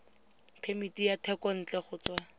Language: Tswana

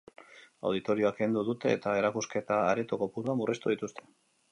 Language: Basque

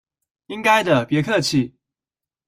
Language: Chinese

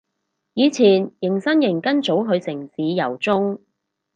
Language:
Cantonese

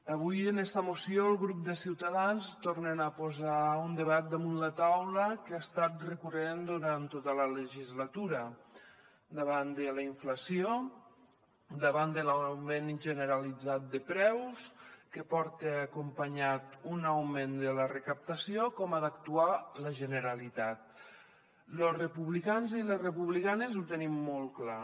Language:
Catalan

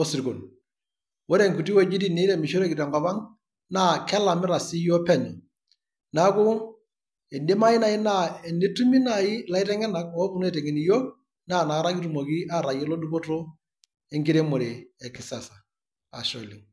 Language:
Masai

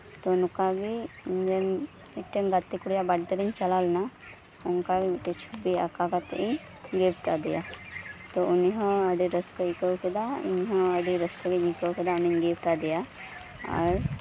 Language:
Santali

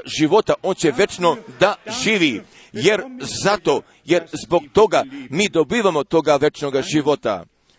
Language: Croatian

